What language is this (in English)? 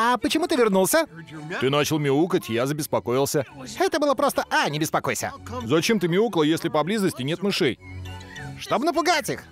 Russian